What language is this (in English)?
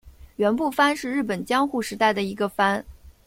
Chinese